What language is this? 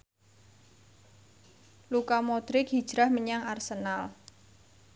Javanese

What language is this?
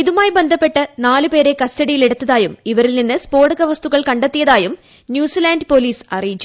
Malayalam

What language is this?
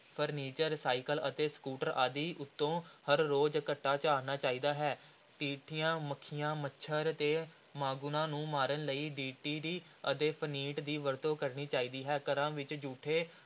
Punjabi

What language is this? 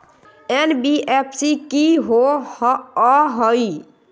Magahi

